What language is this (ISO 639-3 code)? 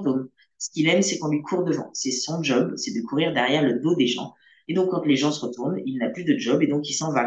fra